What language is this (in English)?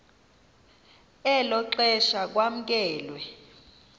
Xhosa